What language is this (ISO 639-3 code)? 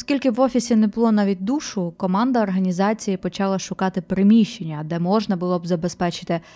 ukr